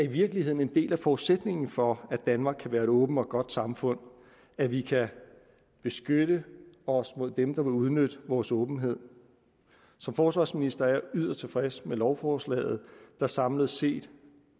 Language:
Danish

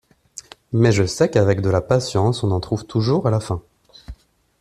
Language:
French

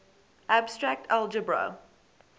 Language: English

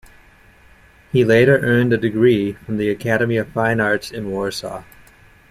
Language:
English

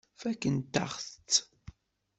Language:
Kabyle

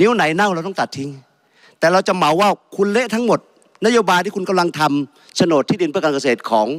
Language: Thai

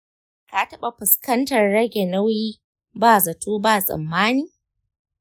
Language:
Hausa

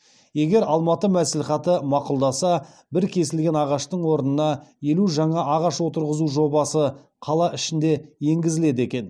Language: Kazakh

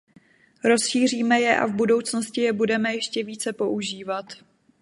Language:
Czech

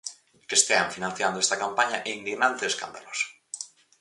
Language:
Galician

